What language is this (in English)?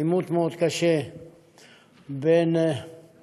Hebrew